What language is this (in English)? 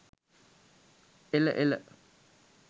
Sinhala